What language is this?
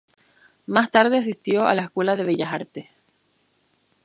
Spanish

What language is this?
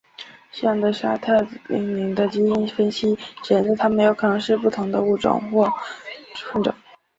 Chinese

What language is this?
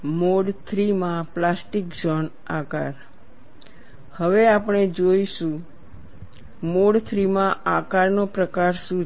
Gujarati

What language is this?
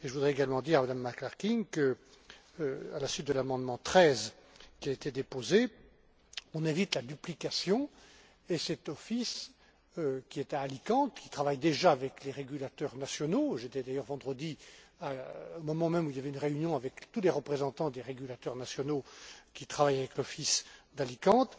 French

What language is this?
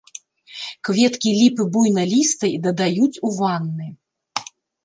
Belarusian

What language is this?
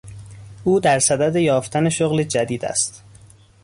Persian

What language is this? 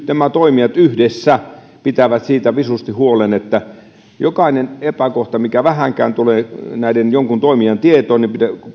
Finnish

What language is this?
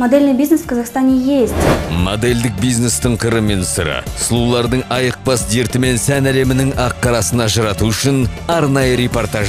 Lithuanian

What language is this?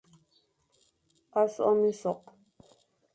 Fang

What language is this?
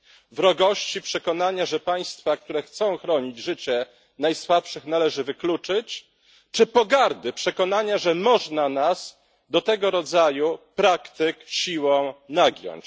Polish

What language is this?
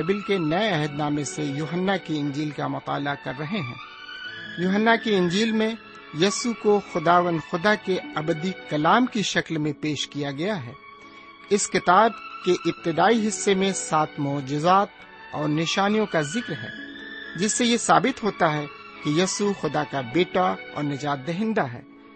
Urdu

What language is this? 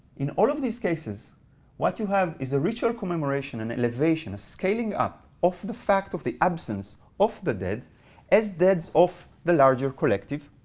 English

